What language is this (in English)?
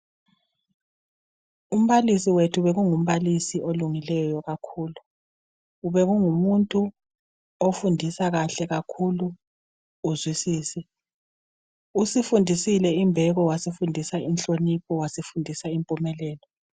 North Ndebele